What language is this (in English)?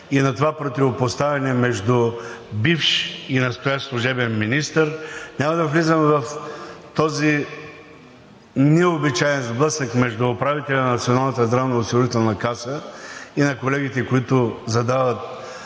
Bulgarian